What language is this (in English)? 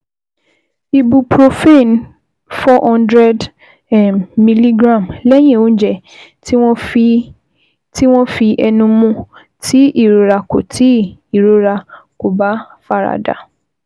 Yoruba